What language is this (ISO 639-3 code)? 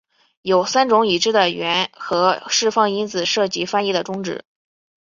zho